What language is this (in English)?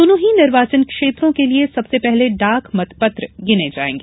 Hindi